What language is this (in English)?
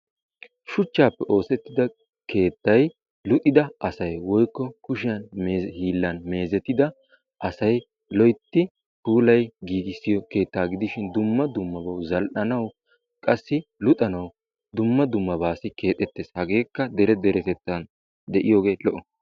Wolaytta